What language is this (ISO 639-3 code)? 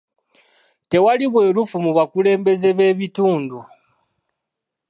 lug